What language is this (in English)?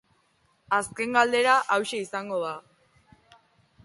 Basque